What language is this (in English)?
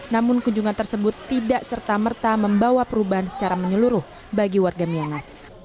Indonesian